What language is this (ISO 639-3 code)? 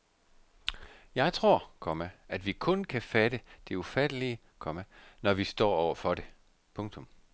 dan